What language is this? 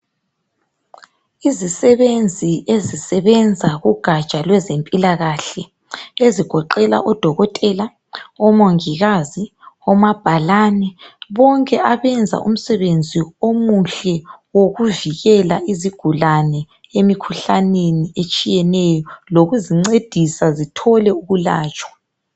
North Ndebele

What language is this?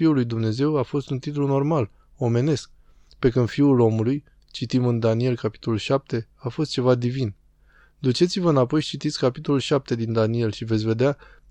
Romanian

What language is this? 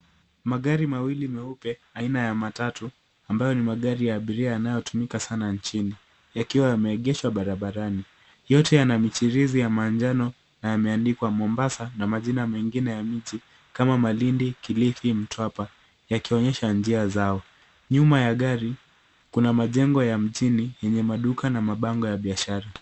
Swahili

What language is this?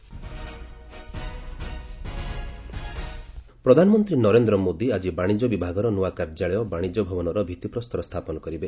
Odia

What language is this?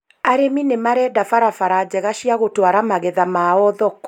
Kikuyu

